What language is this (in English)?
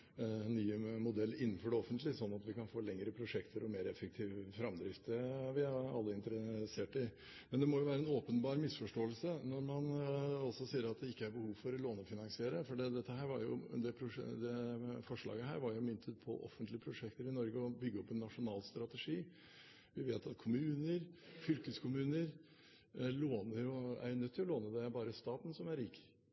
Norwegian Bokmål